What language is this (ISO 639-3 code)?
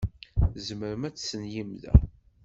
kab